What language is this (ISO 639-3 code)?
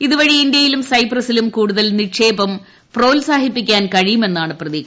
mal